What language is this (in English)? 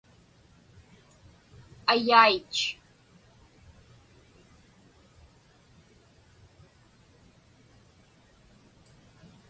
Inupiaq